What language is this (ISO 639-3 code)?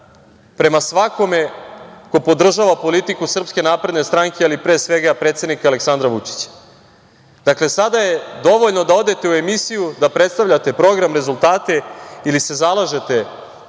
srp